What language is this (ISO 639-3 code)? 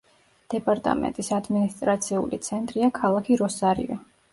kat